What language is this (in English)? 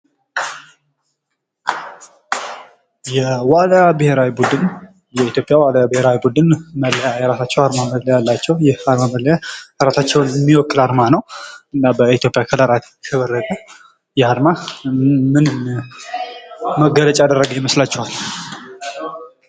Amharic